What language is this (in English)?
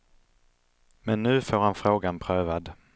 Swedish